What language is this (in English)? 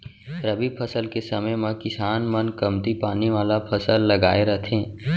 Chhattisgarhi